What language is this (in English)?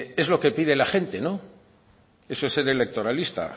Spanish